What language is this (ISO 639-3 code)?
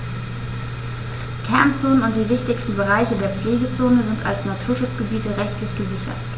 deu